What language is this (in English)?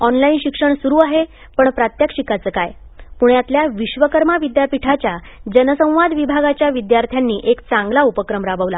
Marathi